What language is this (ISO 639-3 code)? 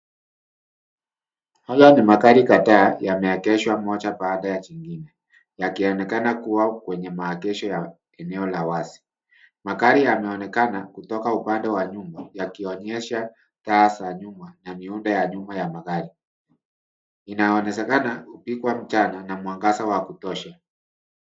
swa